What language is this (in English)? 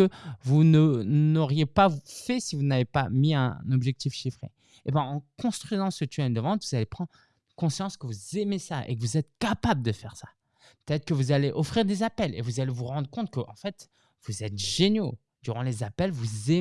French